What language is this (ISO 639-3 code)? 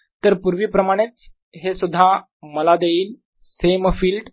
mar